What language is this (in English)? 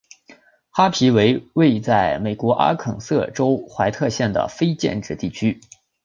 Chinese